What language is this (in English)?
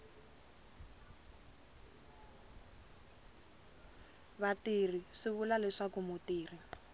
Tsonga